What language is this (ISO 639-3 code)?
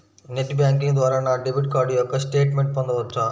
tel